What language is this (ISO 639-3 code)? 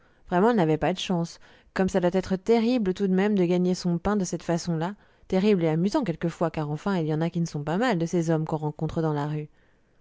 fra